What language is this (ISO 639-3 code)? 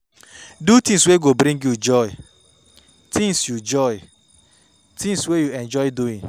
pcm